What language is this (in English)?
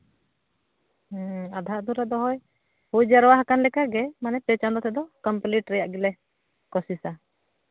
Santali